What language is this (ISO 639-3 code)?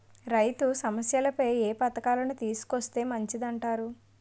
tel